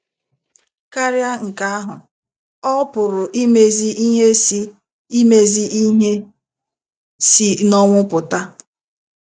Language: Igbo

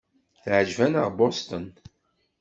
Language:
Kabyle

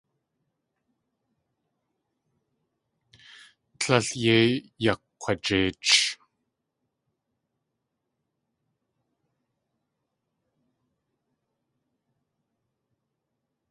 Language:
Tlingit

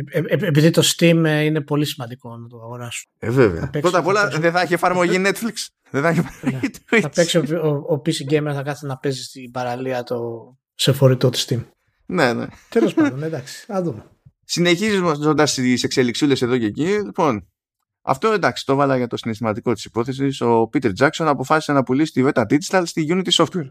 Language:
Greek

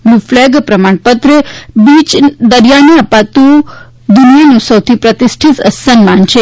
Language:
Gujarati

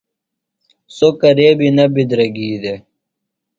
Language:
Phalura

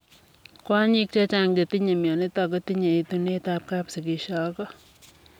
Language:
Kalenjin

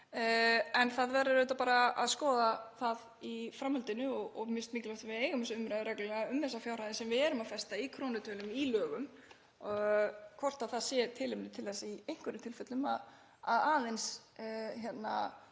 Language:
Icelandic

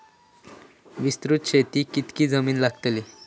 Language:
Marathi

